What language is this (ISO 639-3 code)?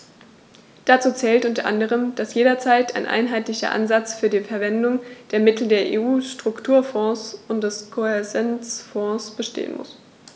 deu